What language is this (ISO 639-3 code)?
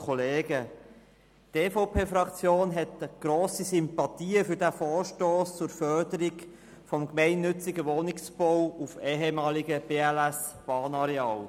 gsw